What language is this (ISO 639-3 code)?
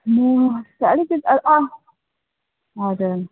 nep